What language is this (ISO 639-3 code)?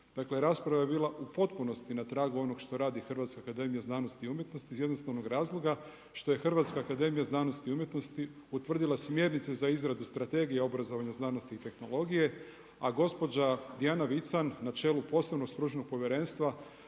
hrv